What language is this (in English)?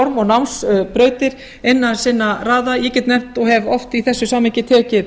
Icelandic